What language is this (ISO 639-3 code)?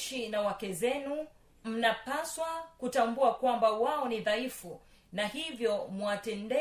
swa